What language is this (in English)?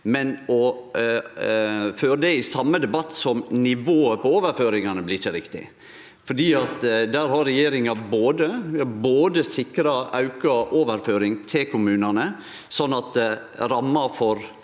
Norwegian